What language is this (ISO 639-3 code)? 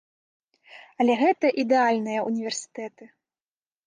bel